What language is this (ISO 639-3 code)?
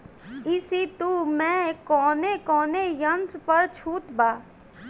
bho